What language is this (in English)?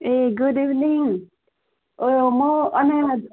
Nepali